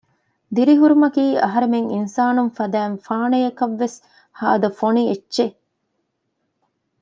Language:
Divehi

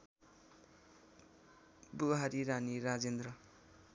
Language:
Nepali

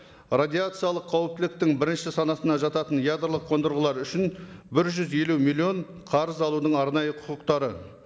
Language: Kazakh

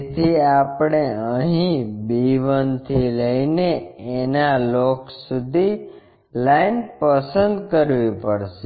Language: Gujarati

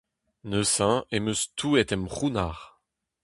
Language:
Breton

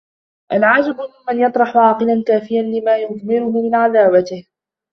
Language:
Arabic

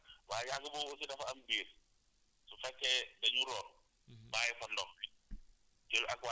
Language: Wolof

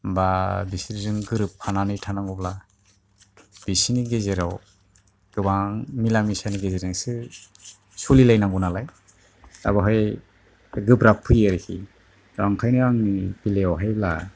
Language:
Bodo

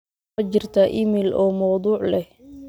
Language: Somali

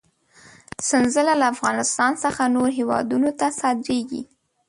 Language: Pashto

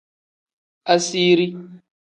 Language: Tem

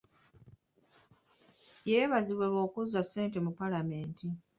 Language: Ganda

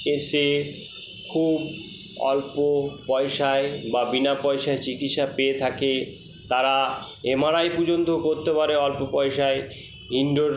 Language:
Bangla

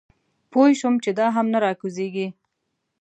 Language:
Pashto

